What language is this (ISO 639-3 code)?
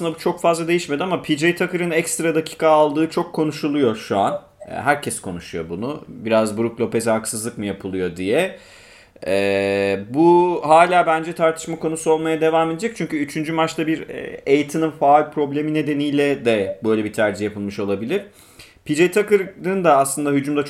tur